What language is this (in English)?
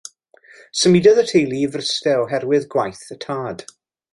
Welsh